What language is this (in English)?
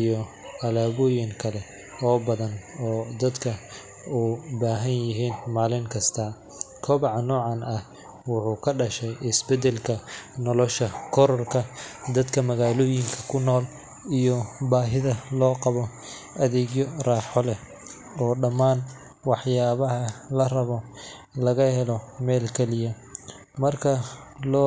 Somali